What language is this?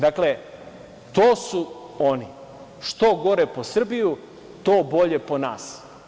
Serbian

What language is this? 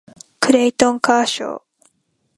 Japanese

